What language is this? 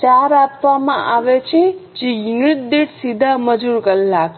Gujarati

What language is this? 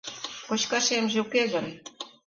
Mari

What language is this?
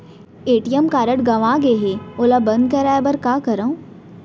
Chhattisgarhi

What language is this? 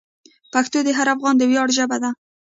Pashto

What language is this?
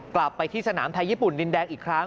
Thai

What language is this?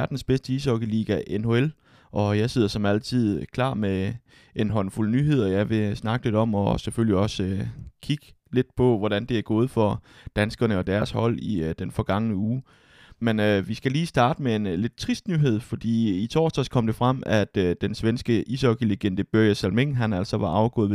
Danish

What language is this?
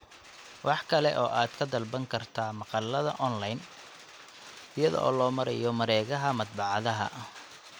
Somali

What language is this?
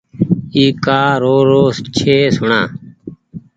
Goaria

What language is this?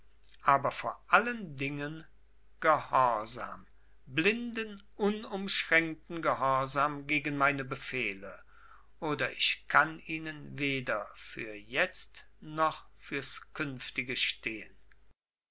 German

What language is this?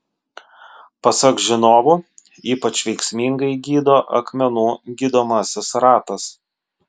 Lithuanian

